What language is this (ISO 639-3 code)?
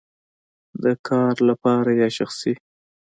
pus